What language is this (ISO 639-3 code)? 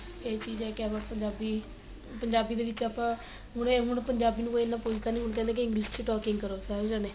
pan